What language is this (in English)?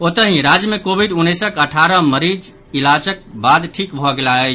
Maithili